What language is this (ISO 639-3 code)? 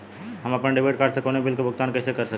bho